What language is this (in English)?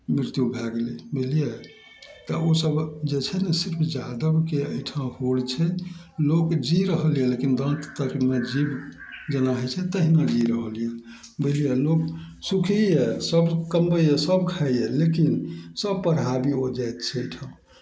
Maithili